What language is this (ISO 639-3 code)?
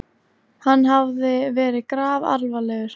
isl